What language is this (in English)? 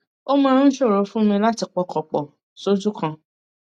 Yoruba